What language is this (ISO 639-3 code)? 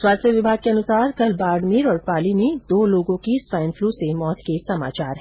hin